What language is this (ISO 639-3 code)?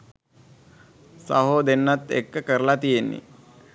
sin